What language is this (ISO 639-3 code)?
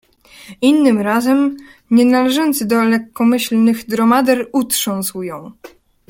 pol